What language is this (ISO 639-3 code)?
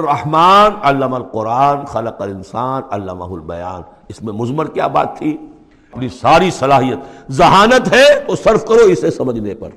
urd